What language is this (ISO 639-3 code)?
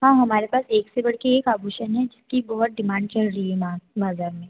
hin